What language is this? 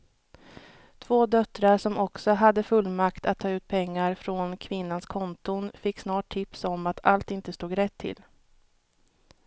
Swedish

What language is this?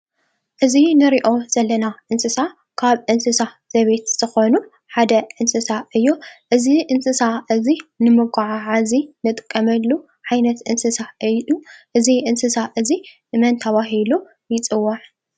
Tigrinya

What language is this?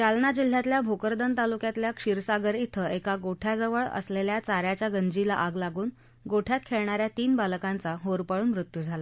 Marathi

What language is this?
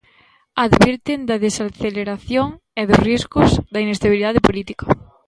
Galician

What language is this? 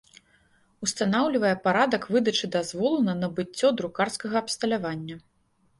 Belarusian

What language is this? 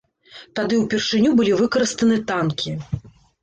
Belarusian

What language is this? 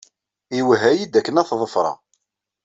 Kabyle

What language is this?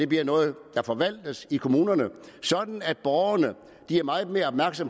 Danish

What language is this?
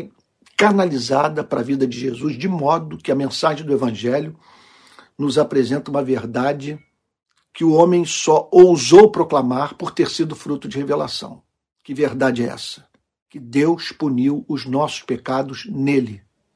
Portuguese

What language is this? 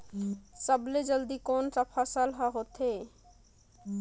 Chhattisgarhi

